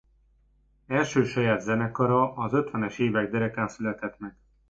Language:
Hungarian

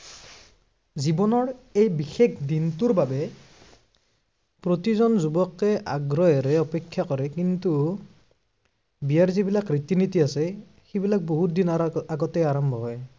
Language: Assamese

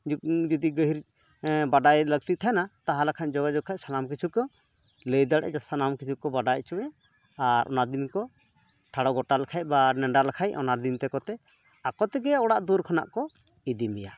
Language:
Santali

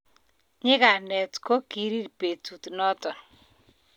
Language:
Kalenjin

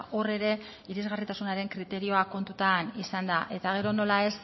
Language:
Basque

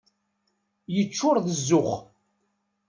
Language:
Kabyle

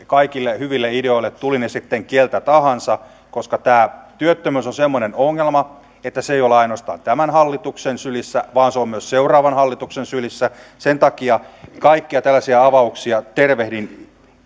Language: Finnish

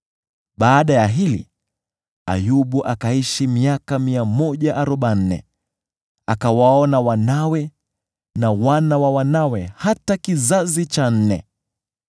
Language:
Swahili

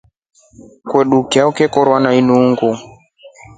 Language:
Rombo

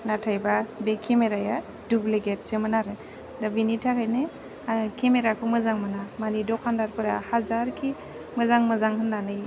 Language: Bodo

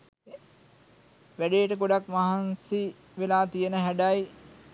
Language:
Sinhala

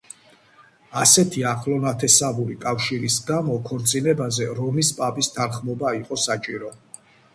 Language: Georgian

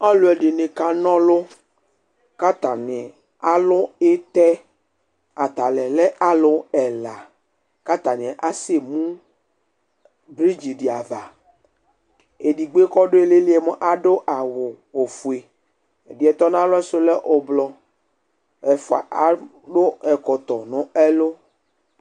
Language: Ikposo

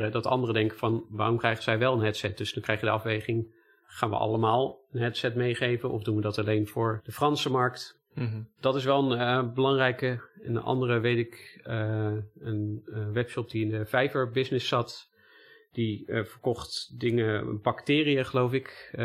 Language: Dutch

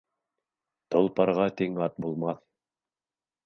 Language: Bashkir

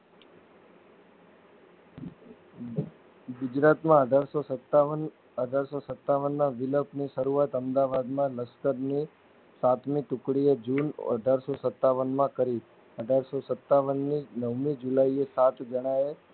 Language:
Gujarati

